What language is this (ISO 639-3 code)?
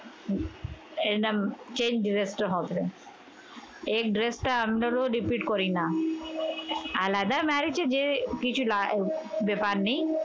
ben